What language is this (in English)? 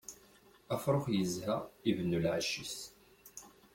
Kabyle